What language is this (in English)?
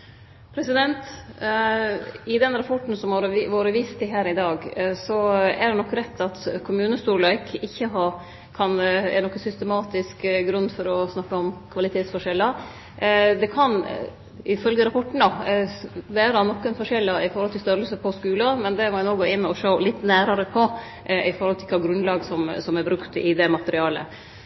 Norwegian Nynorsk